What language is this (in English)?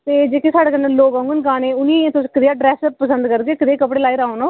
Dogri